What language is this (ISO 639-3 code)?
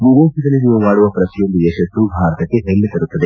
kan